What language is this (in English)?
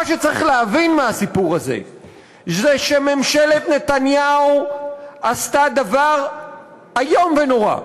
Hebrew